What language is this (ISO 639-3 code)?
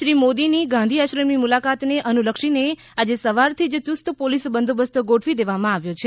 guj